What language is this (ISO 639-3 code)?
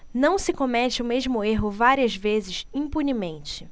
por